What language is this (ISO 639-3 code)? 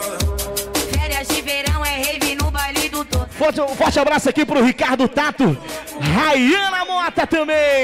por